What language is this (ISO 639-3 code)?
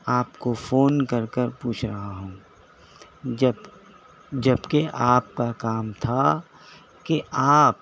urd